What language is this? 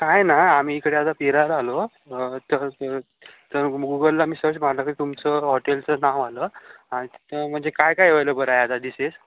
Marathi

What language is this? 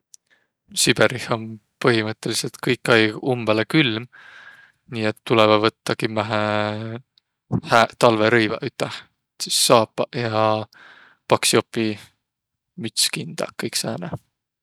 Võro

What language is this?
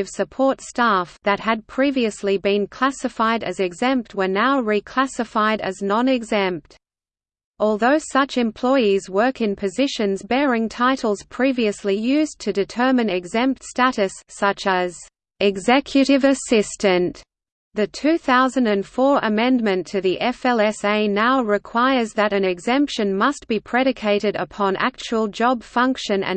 English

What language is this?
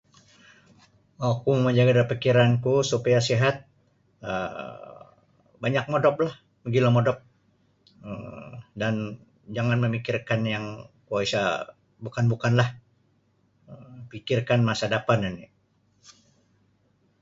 Sabah Bisaya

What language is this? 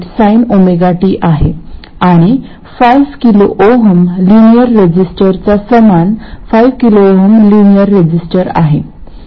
Marathi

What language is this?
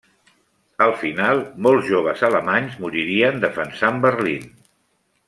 Catalan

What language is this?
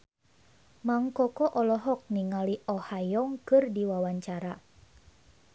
Sundanese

